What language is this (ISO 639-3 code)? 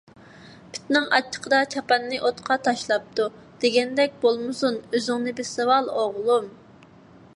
uig